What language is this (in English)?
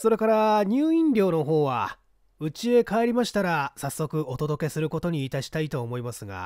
Japanese